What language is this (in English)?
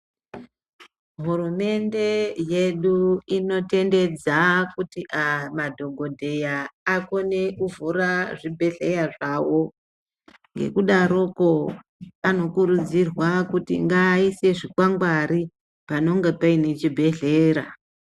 Ndau